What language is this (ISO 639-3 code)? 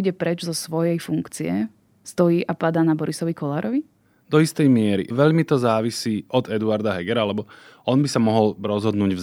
slk